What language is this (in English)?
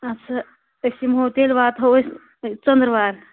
Kashmiri